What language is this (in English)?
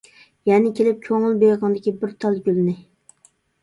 Uyghur